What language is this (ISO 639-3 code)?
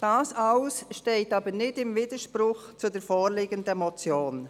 gsw